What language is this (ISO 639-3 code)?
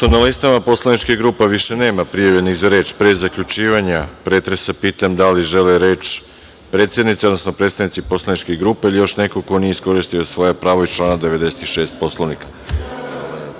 srp